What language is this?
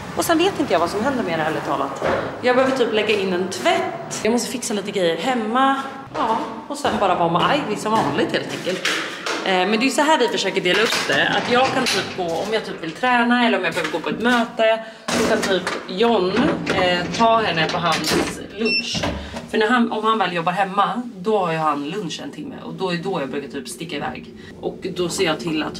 Swedish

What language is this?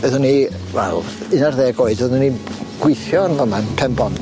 Welsh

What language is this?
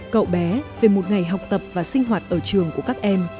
Vietnamese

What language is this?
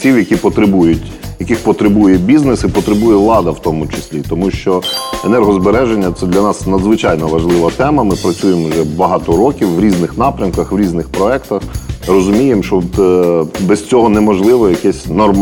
Ukrainian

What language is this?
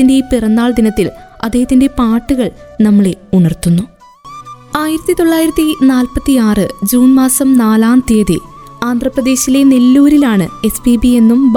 Malayalam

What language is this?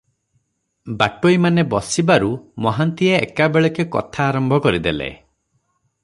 Odia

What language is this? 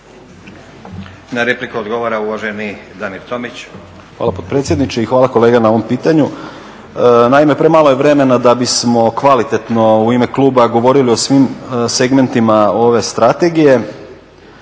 Croatian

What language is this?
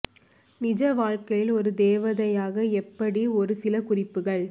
Tamil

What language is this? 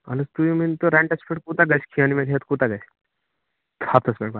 Kashmiri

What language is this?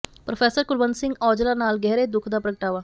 Punjabi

